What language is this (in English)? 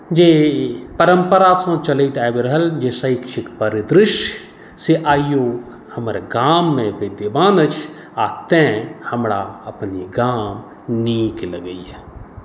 Maithili